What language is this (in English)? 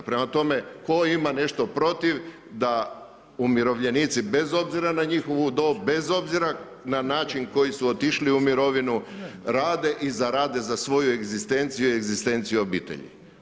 Croatian